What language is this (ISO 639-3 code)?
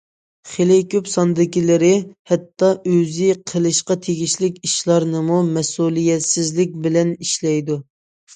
uig